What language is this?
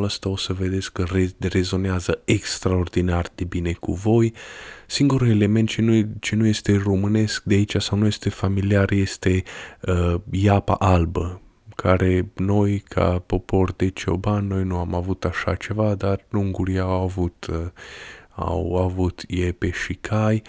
Romanian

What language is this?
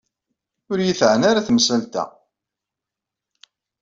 Kabyle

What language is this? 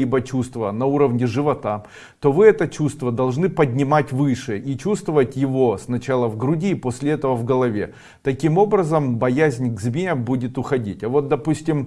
Russian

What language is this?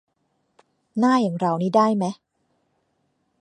Thai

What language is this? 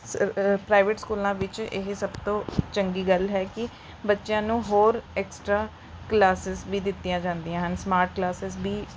Punjabi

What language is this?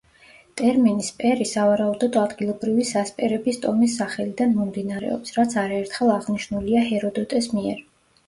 Georgian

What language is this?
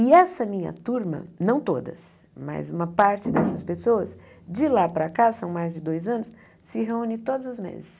Portuguese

